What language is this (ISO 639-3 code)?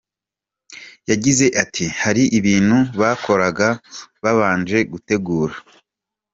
kin